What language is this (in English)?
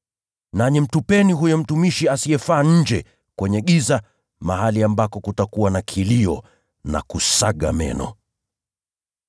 Swahili